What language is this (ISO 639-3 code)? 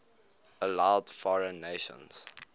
eng